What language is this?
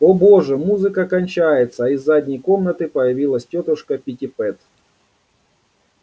Russian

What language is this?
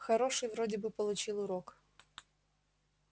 Russian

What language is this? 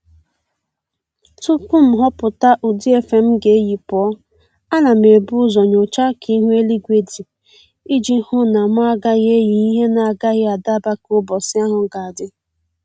Igbo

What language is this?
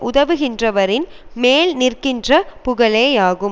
Tamil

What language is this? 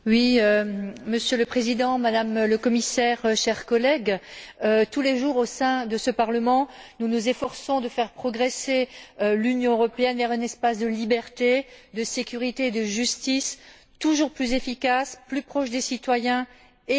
French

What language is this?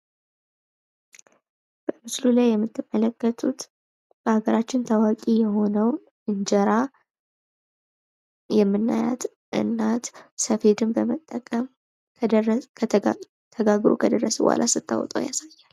Amharic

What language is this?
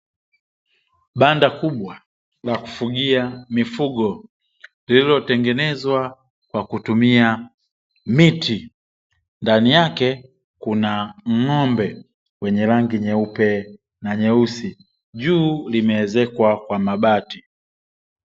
Swahili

